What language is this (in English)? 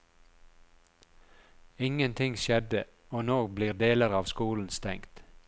Norwegian